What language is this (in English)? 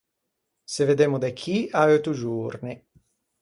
Ligurian